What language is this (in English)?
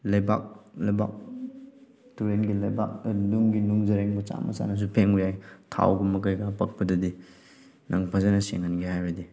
Manipuri